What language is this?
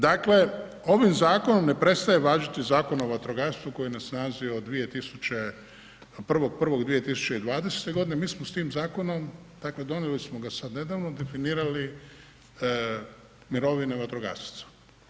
Croatian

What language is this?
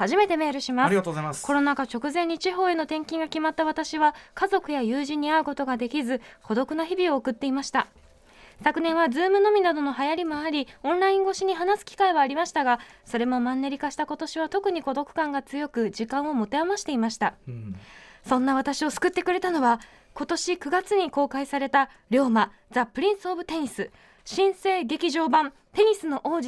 Japanese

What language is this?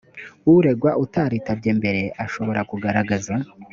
Kinyarwanda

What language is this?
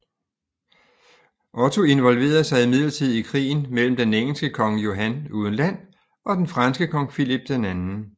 Danish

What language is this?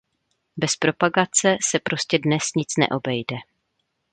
Czech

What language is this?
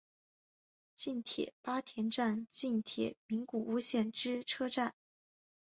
Chinese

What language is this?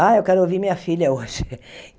Portuguese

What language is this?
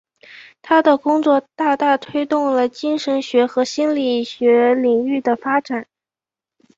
Chinese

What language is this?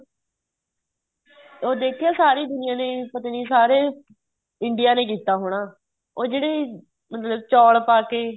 Punjabi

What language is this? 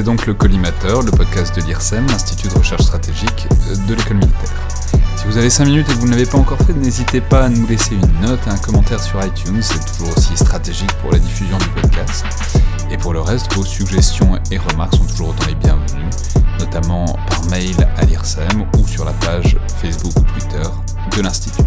French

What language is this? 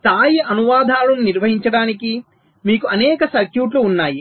Telugu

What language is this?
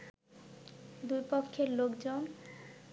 Bangla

